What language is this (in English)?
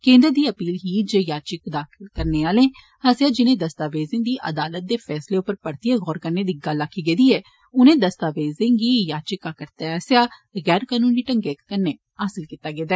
Dogri